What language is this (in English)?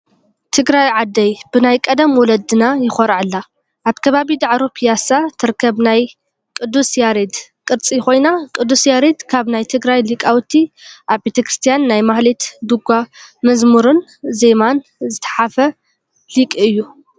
Tigrinya